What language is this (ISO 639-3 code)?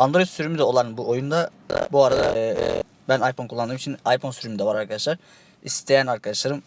tur